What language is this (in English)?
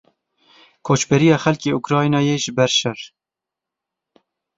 Kurdish